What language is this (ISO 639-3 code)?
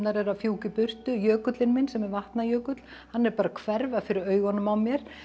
isl